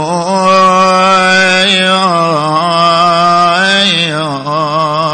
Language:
Arabic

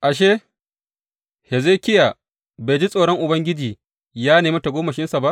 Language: Hausa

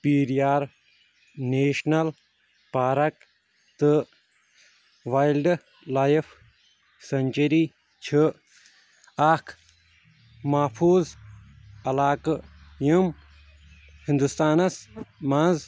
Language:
Kashmiri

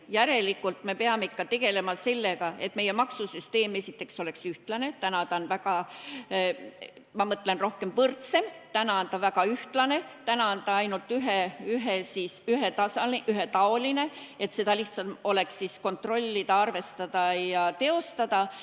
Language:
Estonian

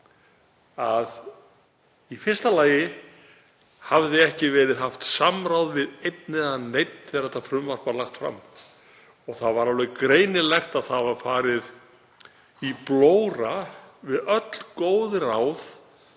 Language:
Icelandic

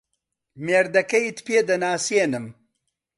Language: Central Kurdish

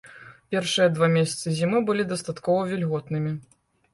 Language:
Belarusian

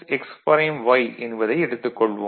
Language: Tamil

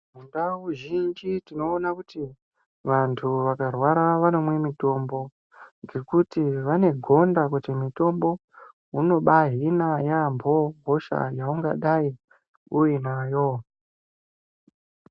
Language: Ndau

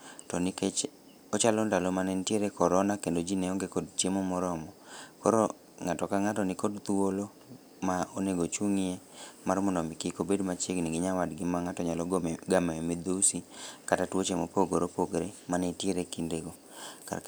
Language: Luo (Kenya and Tanzania)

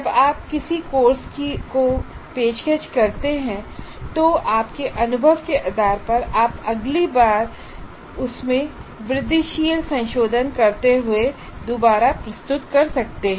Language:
Hindi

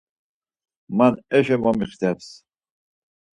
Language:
Laz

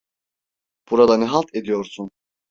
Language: Turkish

